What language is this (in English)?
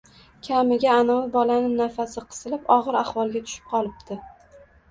Uzbek